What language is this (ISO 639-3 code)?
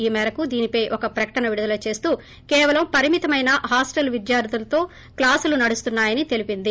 tel